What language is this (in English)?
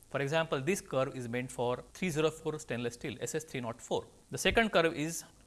English